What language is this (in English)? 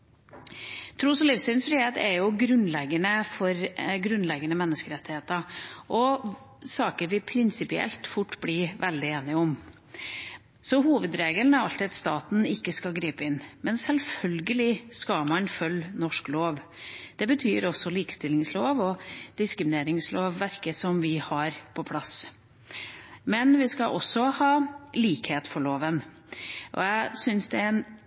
Norwegian Bokmål